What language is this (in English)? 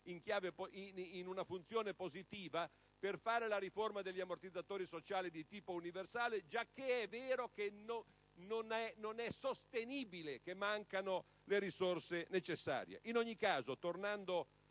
Italian